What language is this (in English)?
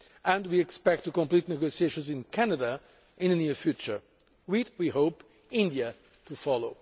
English